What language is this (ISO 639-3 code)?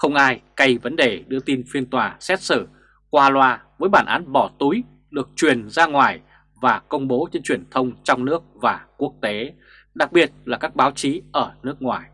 vie